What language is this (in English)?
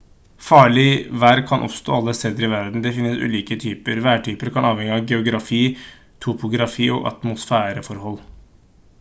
Norwegian Bokmål